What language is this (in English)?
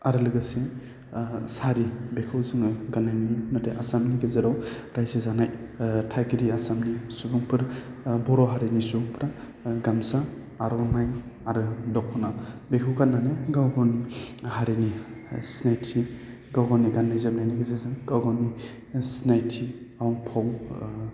Bodo